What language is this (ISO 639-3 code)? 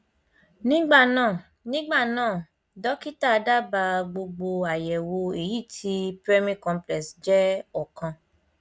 yor